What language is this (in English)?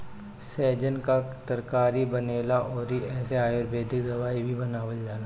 Bhojpuri